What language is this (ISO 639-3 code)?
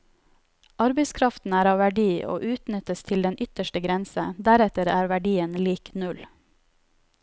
nor